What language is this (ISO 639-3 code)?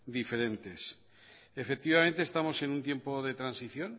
spa